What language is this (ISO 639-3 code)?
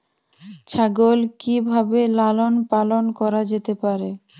ben